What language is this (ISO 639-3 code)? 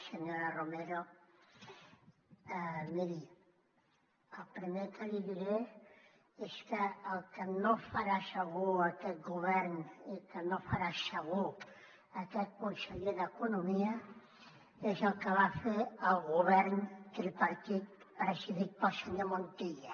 cat